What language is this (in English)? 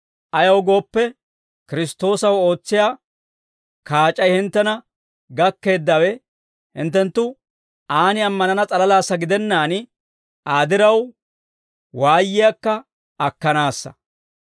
Dawro